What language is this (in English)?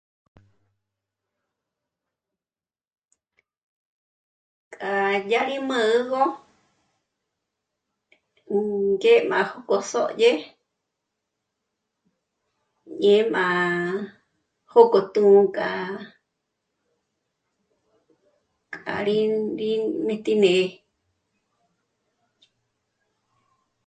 Michoacán Mazahua